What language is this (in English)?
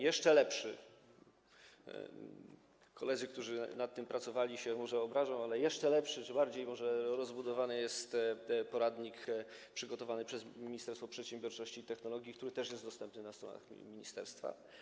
Polish